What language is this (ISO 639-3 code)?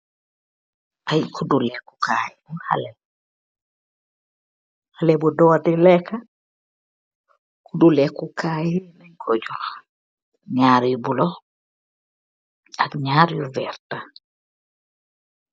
wol